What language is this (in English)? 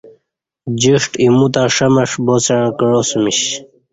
Kati